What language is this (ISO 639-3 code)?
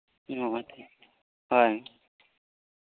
sat